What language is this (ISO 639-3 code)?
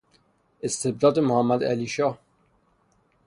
fas